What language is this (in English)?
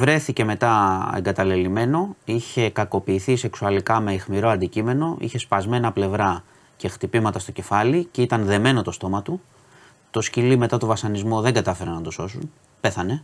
Greek